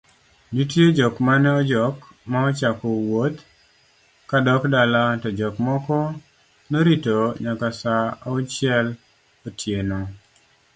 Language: Luo (Kenya and Tanzania)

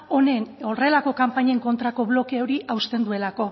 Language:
Basque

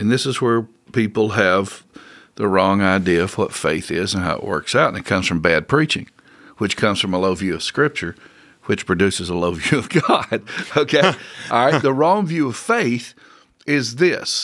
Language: English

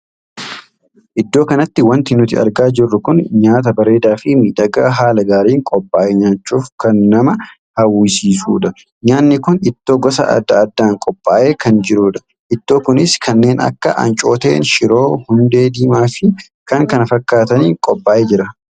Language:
Oromo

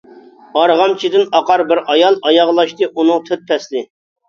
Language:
Uyghur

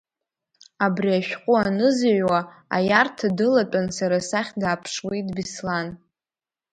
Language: Abkhazian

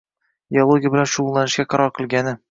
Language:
Uzbek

